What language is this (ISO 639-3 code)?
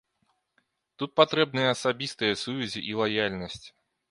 bel